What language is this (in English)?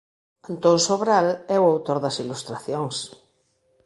Galician